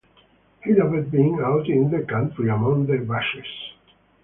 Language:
English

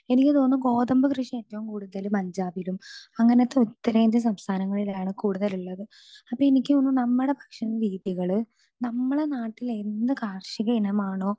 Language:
Malayalam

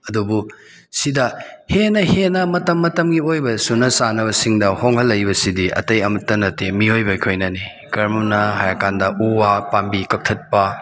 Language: Manipuri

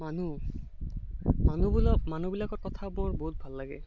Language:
Assamese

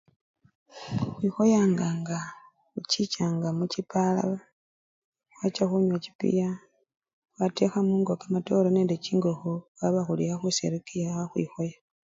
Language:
Luyia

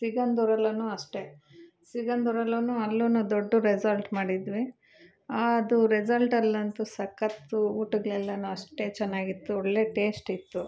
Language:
Kannada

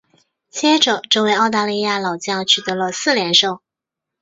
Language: Chinese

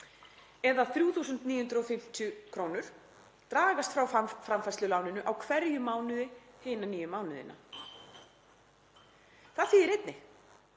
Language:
Icelandic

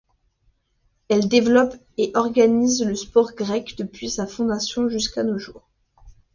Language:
French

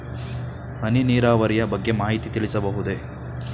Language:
Kannada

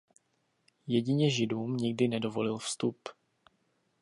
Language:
Czech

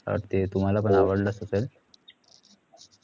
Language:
Marathi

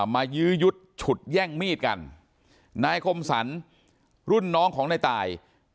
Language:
Thai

